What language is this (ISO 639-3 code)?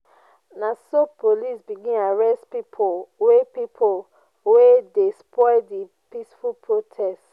pcm